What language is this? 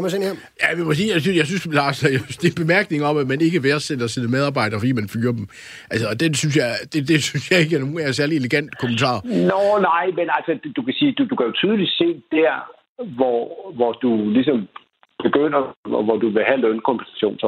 Danish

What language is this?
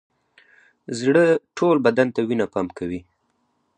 Pashto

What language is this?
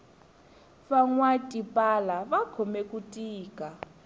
Tsonga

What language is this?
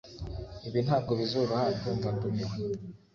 Kinyarwanda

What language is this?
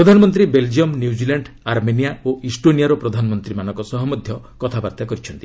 Odia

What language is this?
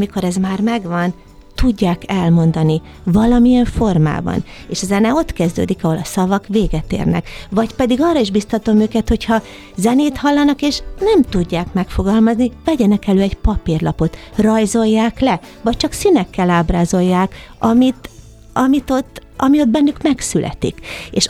Hungarian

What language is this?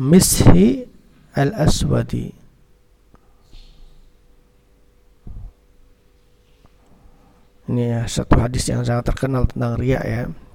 Indonesian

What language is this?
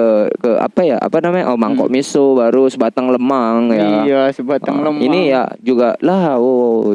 Indonesian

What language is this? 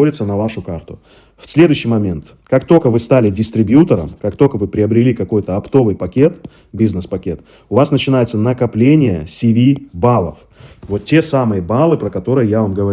Russian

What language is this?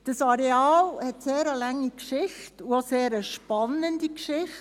Swiss German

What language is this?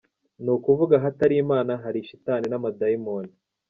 Kinyarwanda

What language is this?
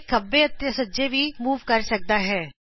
Punjabi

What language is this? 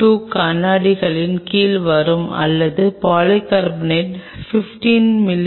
Tamil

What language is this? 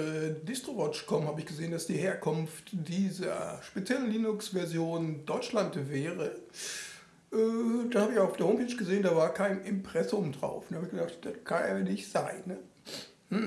German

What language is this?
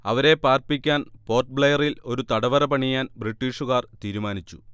Malayalam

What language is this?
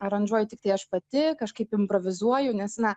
Lithuanian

